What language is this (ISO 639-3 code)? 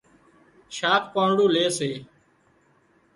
kxp